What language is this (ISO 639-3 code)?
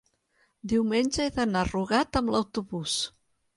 cat